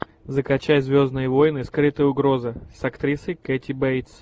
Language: Russian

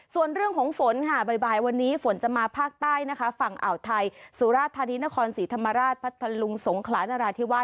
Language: Thai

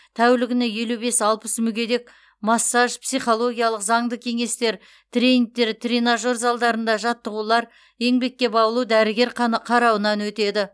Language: Kazakh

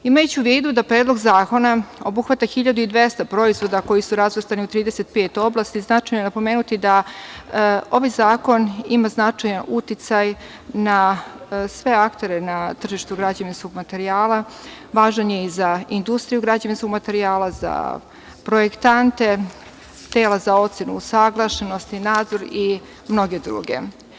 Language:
Serbian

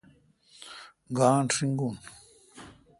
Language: Kalkoti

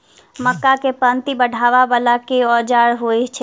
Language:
Maithili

